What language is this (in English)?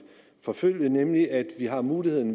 Danish